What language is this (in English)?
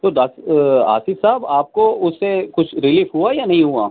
Urdu